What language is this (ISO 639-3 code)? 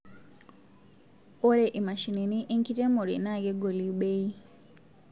mas